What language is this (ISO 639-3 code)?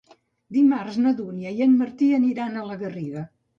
cat